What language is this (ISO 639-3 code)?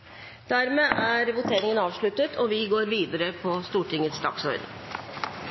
nob